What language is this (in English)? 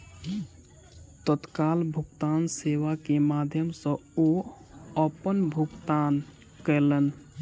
Maithili